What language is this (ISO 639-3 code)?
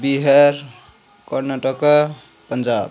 nep